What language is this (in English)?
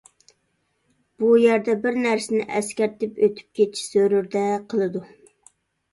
Uyghur